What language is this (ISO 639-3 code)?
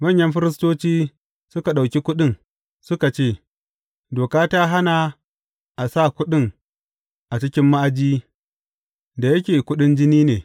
hau